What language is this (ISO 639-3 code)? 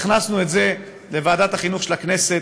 heb